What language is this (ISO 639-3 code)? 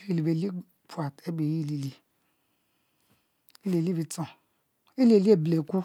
mfo